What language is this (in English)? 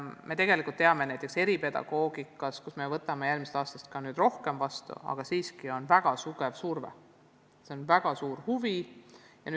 Estonian